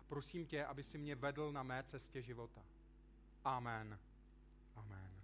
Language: Czech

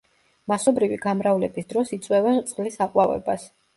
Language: Georgian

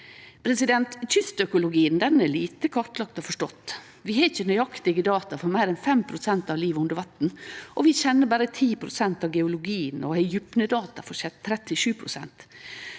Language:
Norwegian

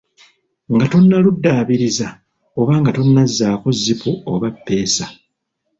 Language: Ganda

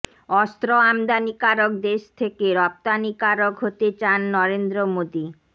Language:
Bangla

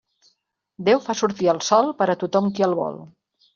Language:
Catalan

